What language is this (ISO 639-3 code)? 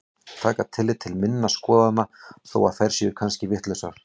isl